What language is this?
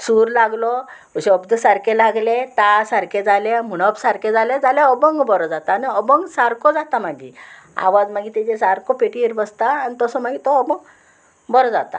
Konkani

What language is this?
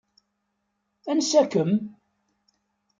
Kabyle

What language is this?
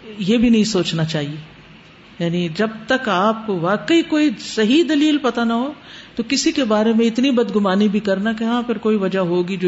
Urdu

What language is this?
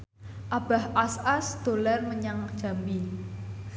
Javanese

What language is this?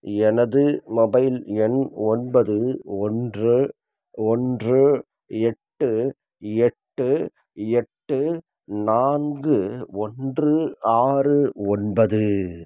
Tamil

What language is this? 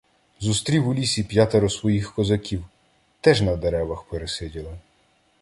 Ukrainian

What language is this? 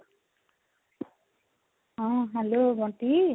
Odia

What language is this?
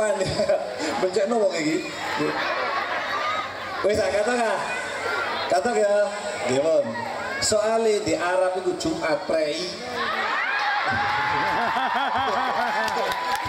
Indonesian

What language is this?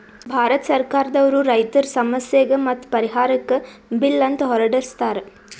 Kannada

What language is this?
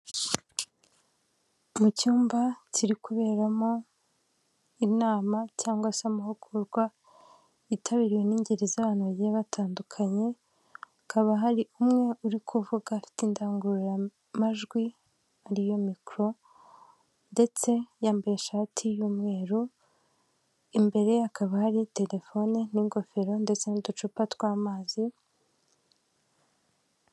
Kinyarwanda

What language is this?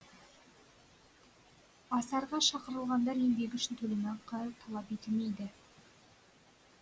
Kazakh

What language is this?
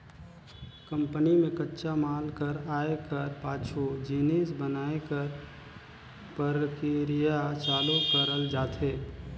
Chhattisgarhi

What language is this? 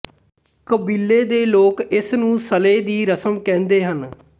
Punjabi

